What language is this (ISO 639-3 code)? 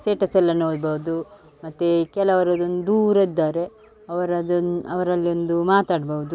kan